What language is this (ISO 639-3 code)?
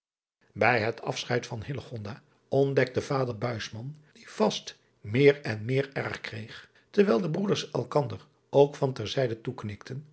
nld